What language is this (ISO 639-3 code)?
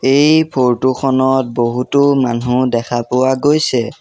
asm